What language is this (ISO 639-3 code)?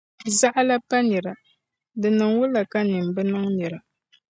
dag